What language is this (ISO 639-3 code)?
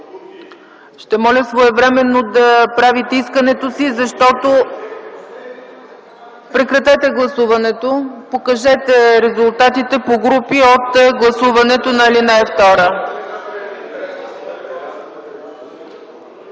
bul